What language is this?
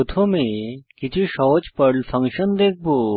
Bangla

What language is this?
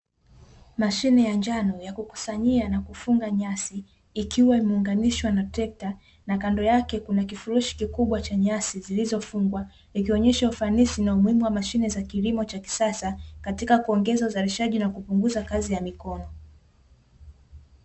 Swahili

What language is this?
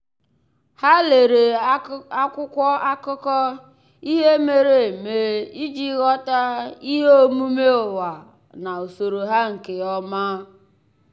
Igbo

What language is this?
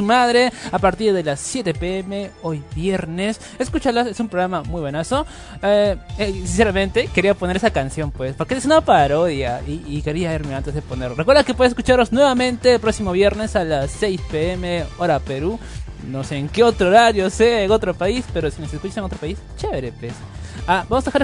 Spanish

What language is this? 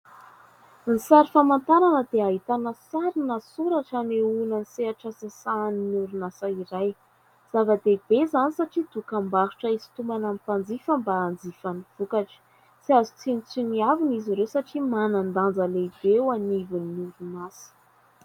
Malagasy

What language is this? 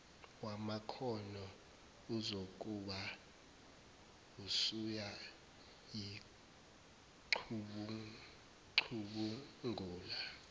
Zulu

